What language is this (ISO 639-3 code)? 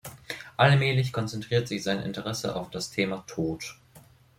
deu